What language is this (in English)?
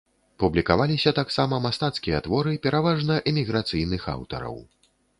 Belarusian